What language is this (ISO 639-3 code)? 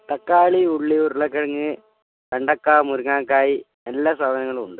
mal